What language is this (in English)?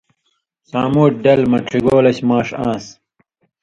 Indus Kohistani